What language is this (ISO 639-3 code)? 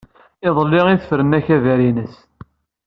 kab